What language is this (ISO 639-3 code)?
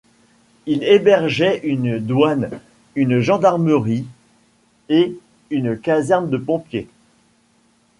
fra